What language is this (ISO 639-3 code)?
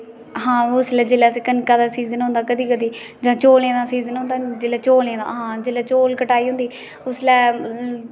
doi